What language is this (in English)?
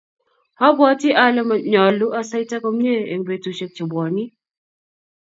Kalenjin